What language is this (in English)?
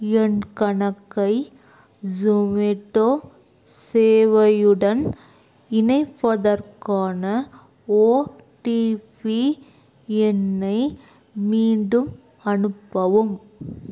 Tamil